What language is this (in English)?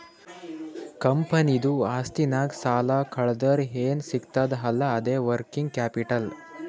Kannada